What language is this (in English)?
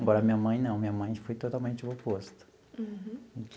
Portuguese